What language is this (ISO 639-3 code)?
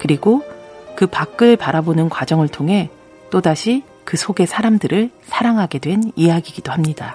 kor